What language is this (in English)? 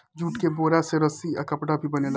Bhojpuri